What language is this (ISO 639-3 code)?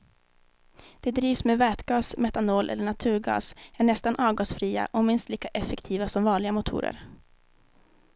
swe